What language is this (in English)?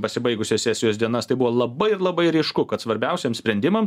Lithuanian